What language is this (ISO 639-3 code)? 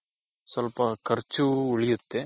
kan